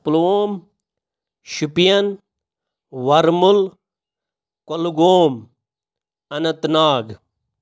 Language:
Kashmiri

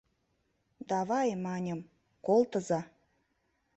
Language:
Mari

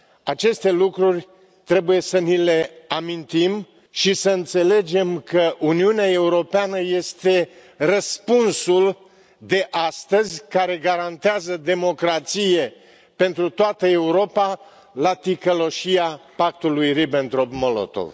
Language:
Romanian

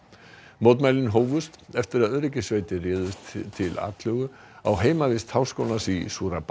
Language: Icelandic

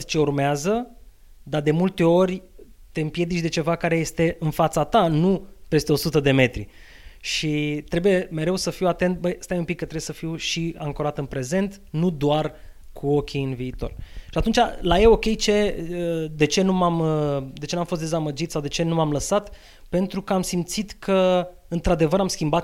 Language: Romanian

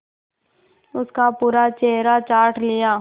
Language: Hindi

